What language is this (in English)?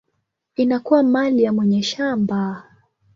Swahili